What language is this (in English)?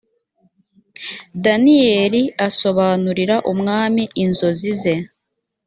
Kinyarwanda